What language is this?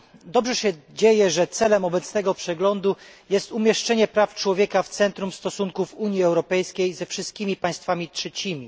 Polish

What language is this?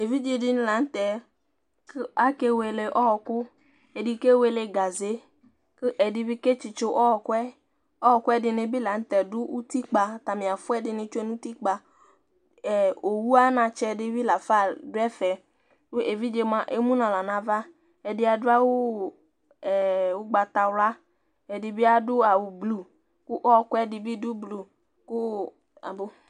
Ikposo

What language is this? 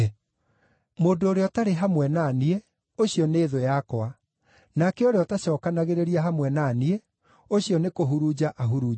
Kikuyu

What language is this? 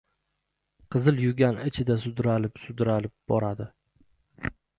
Uzbek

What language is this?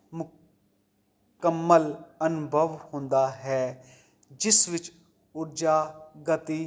Punjabi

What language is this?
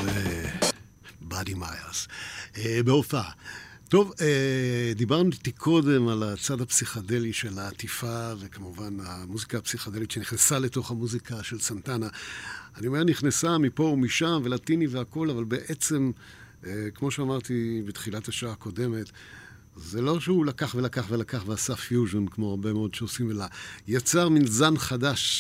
Hebrew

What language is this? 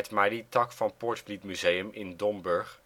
Dutch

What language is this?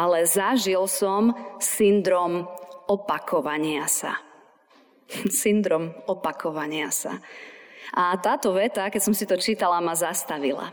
Slovak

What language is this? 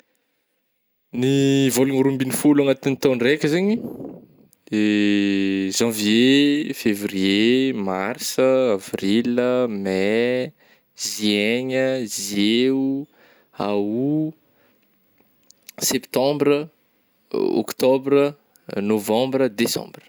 Northern Betsimisaraka Malagasy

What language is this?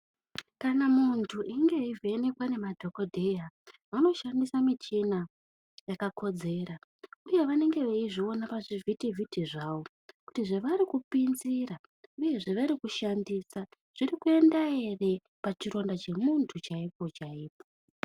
Ndau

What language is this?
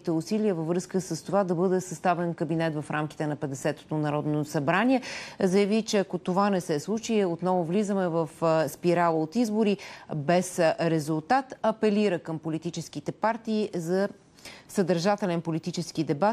Bulgarian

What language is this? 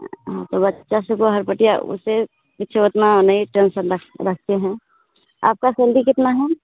Hindi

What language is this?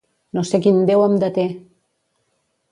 Catalan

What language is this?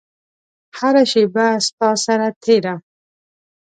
Pashto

